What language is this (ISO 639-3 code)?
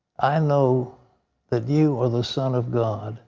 eng